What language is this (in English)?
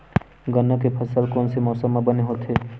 Chhattisgarhi